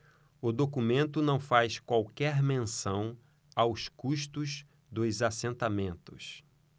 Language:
Portuguese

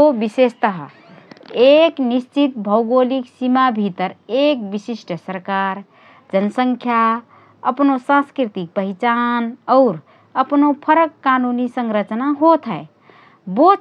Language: Rana Tharu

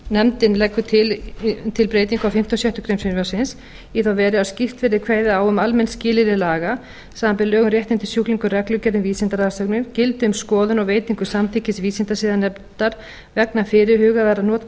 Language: Icelandic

